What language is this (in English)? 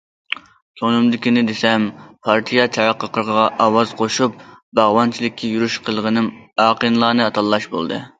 Uyghur